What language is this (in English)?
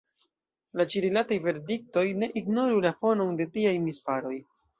Esperanto